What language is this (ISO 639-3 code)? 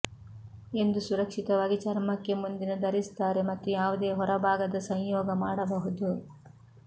kan